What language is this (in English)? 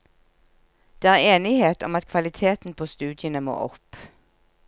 Norwegian